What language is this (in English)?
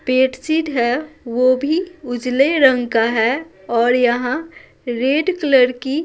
Hindi